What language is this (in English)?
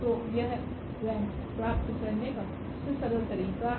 Hindi